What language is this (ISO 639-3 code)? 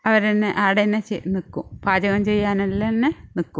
mal